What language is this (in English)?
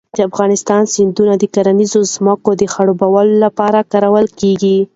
Pashto